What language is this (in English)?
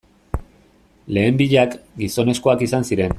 Basque